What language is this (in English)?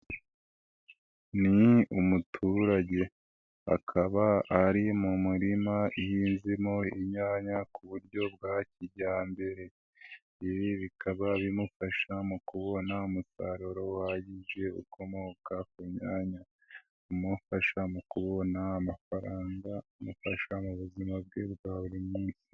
Kinyarwanda